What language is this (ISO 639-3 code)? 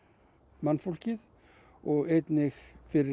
isl